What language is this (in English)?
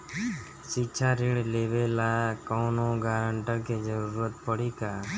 Bhojpuri